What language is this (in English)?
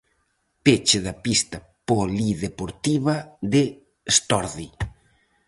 Galician